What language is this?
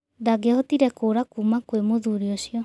Kikuyu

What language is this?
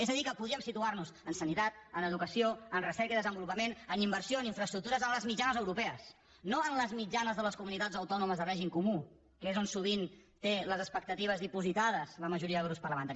Catalan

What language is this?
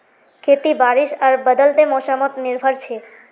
Magahi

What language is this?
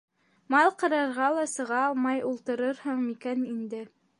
Bashkir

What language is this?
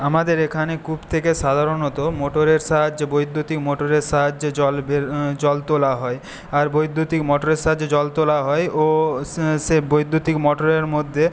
Bangla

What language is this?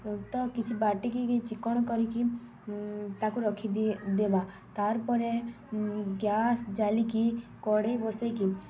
Odia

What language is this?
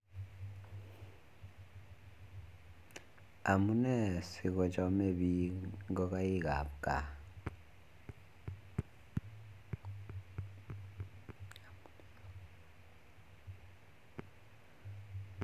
Kalenjin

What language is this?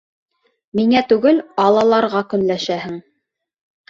Bashkir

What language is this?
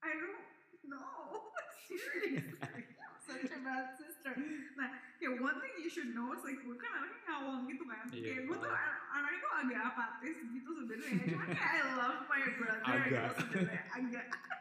Indonesian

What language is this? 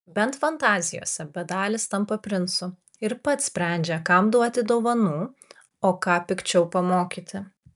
Lithuanian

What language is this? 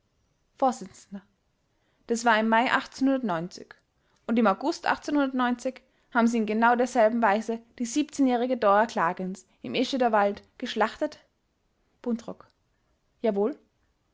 German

